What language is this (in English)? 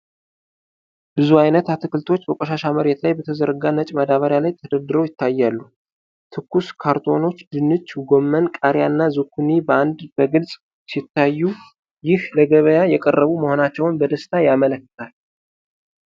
Amharic